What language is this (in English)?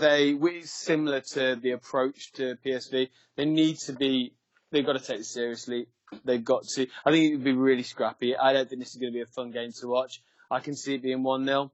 English